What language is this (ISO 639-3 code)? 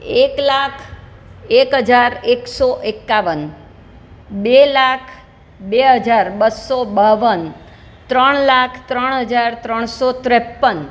guj